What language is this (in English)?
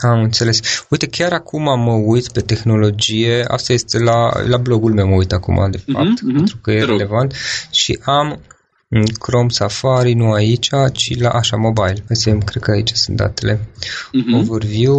Romanian